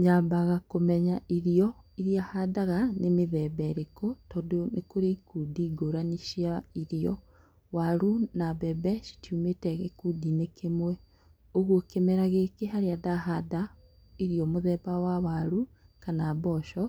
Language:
Kikuyu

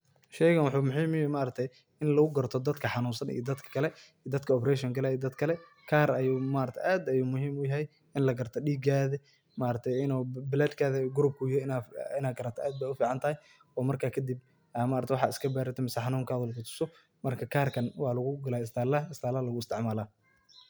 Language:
Somali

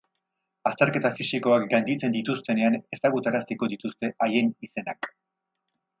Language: Basque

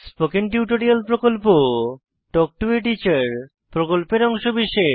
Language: Bangla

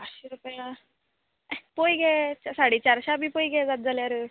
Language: Konkani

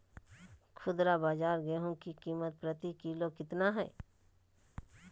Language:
Magahi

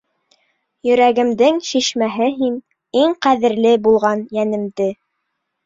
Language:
Bashkir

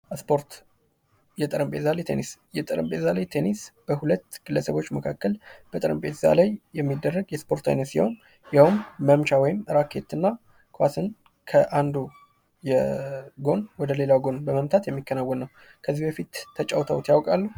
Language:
Amharic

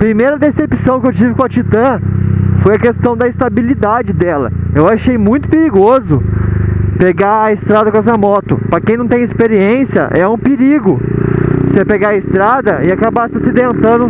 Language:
Portuguese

